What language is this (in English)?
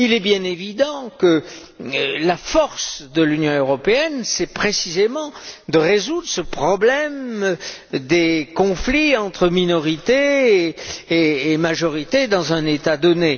French